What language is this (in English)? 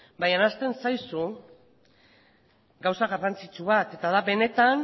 Basque